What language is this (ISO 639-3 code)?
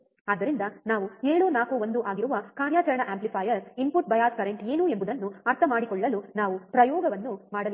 kan